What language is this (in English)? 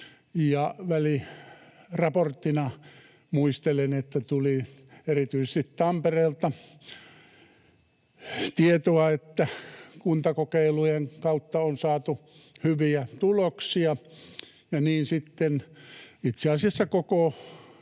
Finnish